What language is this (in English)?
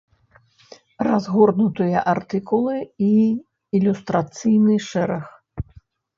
Belarusian